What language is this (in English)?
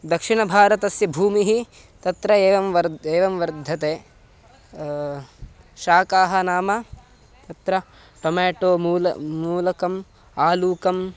Sanskrit